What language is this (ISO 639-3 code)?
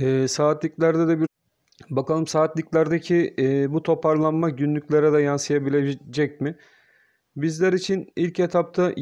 tur